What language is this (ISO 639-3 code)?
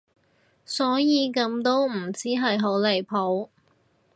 yue